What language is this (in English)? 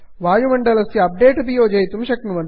Sanskrit